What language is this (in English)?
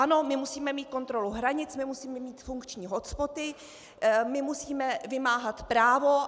Czech